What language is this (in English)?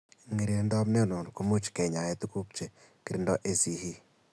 Kalenjin